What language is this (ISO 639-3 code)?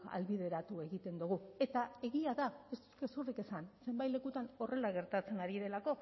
eus